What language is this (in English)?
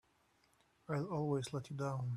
English